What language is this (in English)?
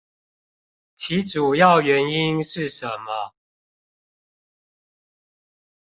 Chinese